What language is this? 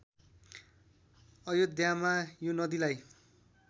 Nepali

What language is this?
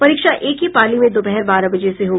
Hindi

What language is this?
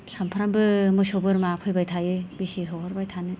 Bodo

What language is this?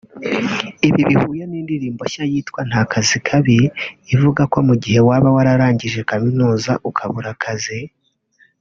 Kinyarwanda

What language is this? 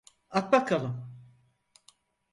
Turkish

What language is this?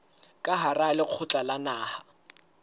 Southern Sotho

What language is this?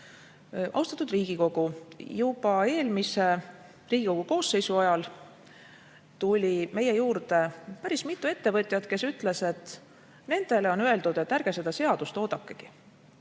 Estonian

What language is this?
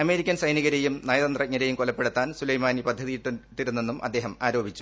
Malayalam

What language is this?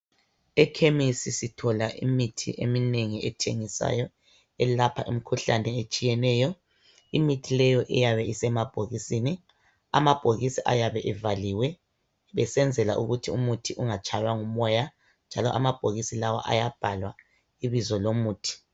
North Ndebele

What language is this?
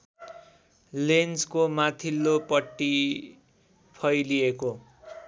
Nepali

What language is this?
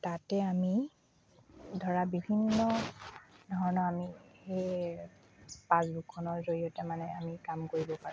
Assamese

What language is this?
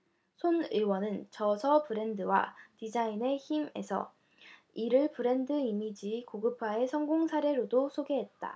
Korean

